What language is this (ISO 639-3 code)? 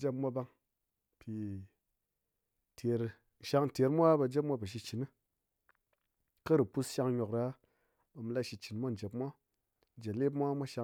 anc